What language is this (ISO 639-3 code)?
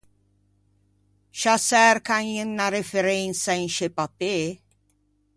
lij